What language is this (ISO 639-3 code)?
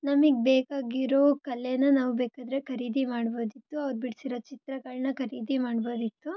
kan